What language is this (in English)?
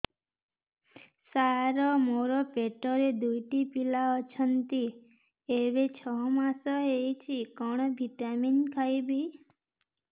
Odia